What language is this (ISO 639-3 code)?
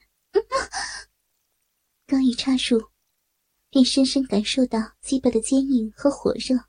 zho